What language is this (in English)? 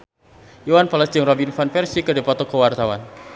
Sundanese